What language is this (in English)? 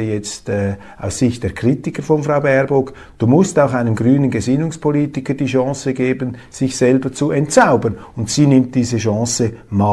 German